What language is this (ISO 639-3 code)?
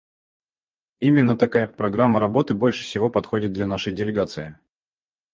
rus